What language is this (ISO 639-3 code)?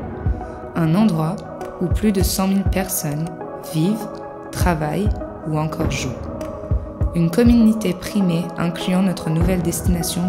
fra